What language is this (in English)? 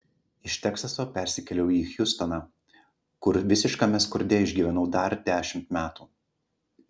Lithuanian